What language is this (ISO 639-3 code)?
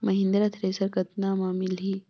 hne